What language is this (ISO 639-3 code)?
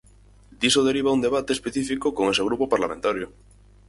glg